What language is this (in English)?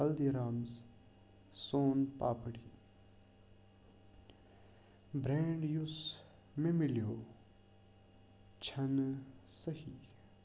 Kashmiri